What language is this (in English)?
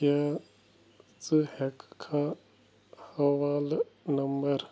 Kashmiri